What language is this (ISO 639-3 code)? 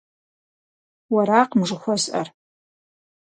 kbd